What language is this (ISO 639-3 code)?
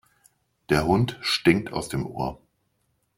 deu